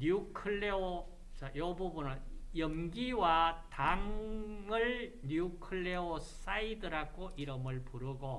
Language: Korean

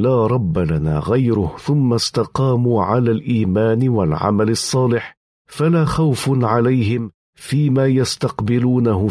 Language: Arabic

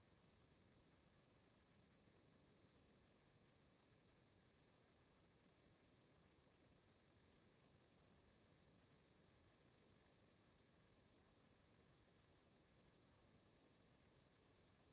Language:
Italian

